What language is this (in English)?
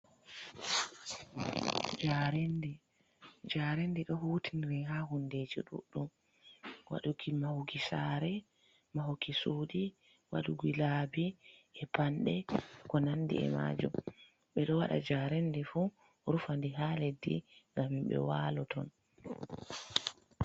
Fula